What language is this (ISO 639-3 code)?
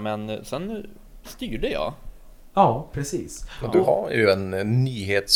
swe